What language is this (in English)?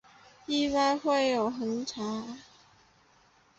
Chinese